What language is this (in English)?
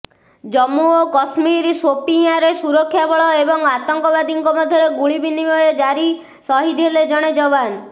Odia